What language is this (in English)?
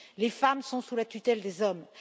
French